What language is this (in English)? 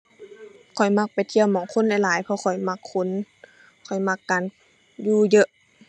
Thai